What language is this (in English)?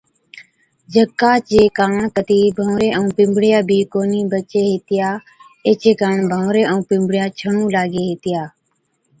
Od